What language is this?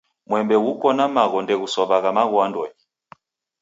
Taita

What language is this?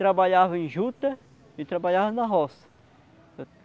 Portuguese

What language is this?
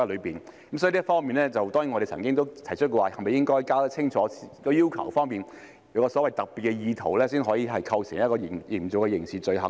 Cantonese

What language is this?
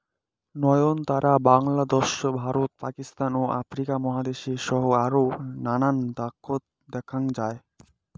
Bangla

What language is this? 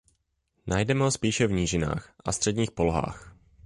Czech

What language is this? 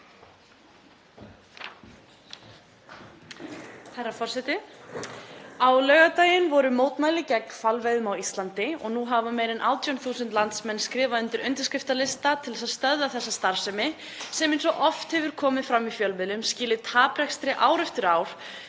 Icelandic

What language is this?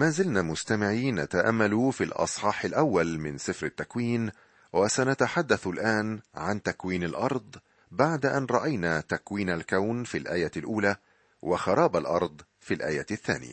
Arabic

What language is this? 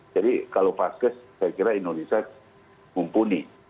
Indonesian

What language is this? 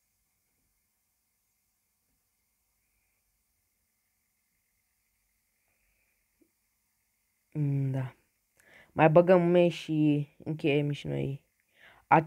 Romanian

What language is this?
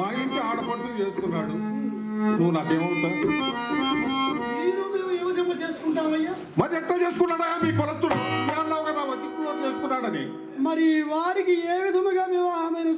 Telugu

